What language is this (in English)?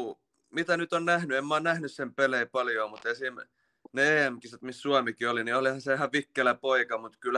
Finnish